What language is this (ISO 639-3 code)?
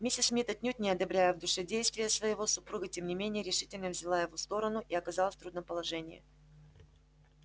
rus